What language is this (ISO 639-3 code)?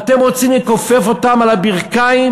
heb